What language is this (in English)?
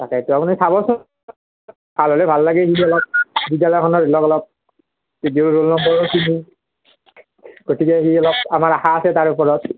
Assamese